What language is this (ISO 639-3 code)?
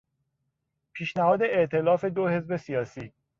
fas